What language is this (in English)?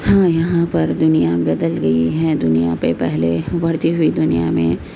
Urdu